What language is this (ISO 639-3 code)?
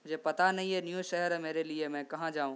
urd